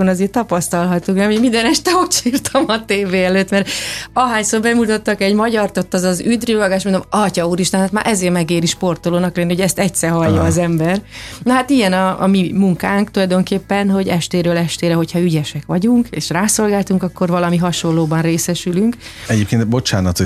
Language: Hungarian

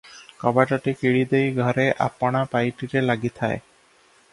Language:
Odia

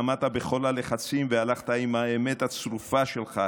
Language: Hebrew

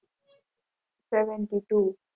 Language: Gujarati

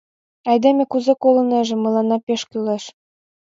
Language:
Mari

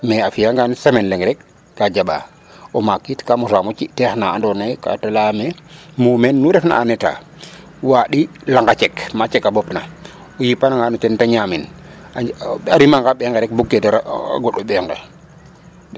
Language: Serer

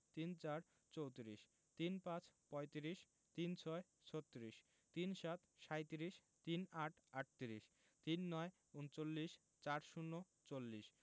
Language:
Bangla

